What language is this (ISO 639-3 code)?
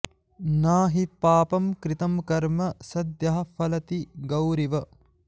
san